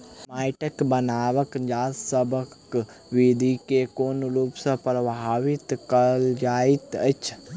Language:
Maithili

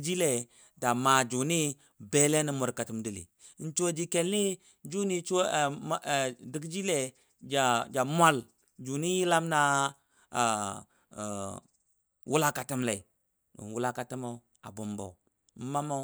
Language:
Dadiya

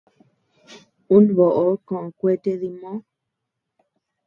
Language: Tepeuxila Cuicatec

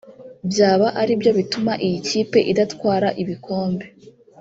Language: Kinyarwanda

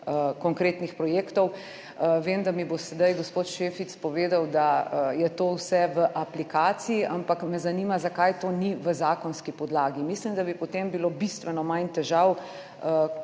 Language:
Slovenian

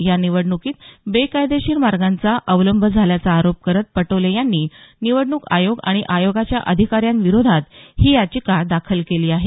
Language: Marathi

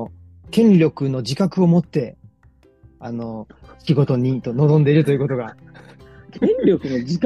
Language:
Japanese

